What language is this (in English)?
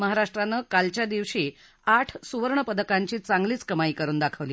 Marathi